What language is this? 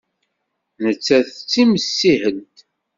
Kabyle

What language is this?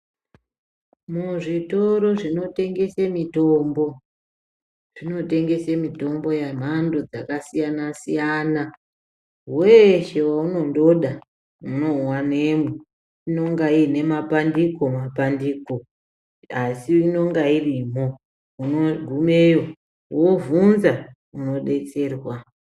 Ndau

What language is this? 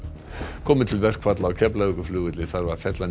Icelandic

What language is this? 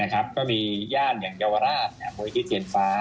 Thai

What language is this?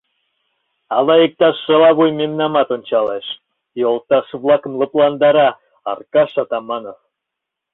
Mari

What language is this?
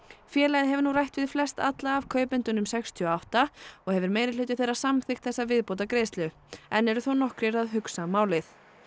Icelandic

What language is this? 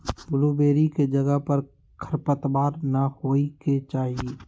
Magahi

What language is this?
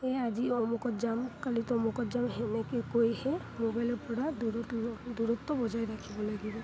Assamese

